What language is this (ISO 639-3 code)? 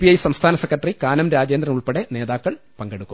mal